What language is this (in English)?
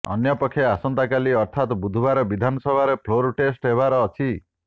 Odia